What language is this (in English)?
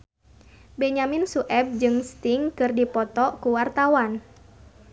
Sundanese